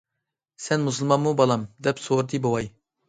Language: Uyghur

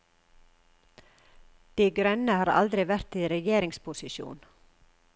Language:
Norwegian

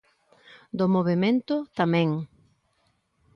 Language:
Galician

